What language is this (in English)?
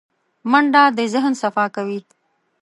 Pashto